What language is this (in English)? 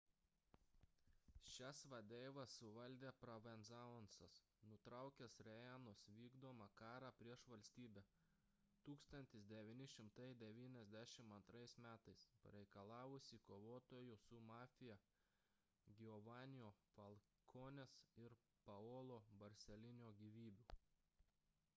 Lithuanian